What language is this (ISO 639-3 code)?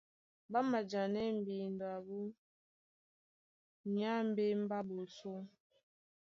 dua